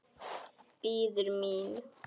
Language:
Icelandic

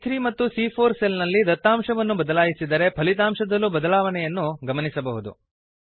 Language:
Kannada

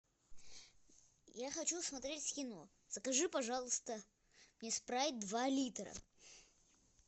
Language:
Russian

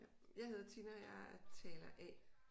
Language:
Danish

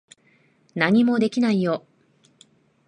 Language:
Japanese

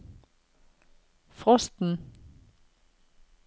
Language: Norwegian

